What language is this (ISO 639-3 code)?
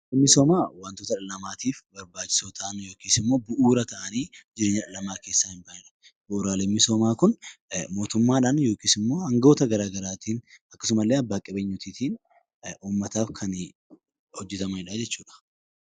orm